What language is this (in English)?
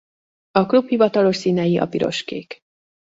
Hungarian